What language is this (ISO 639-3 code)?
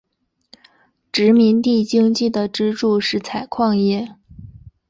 zho